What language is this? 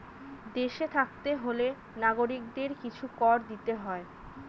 Bangla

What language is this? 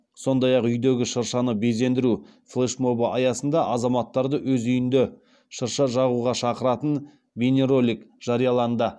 Kazakh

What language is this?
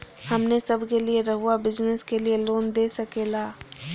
Magahi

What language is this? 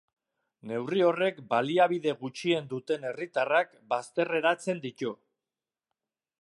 Basque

